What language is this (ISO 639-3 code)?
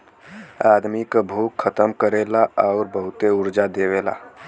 bho